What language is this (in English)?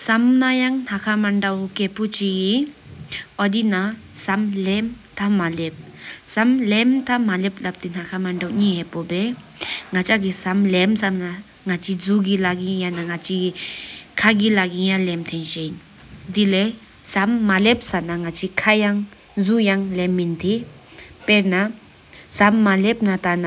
Sikkimese